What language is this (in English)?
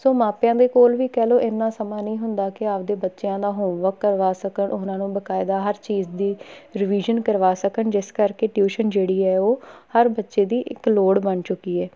Punjabi